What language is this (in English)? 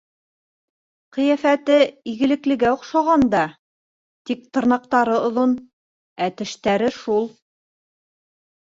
Bashkir